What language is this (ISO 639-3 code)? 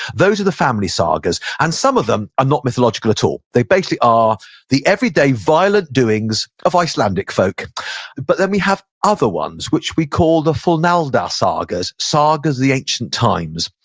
eng